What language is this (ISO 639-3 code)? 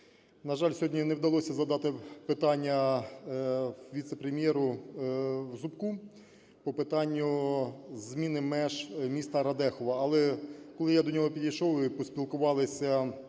ukr